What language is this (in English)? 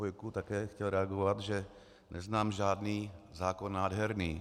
Czech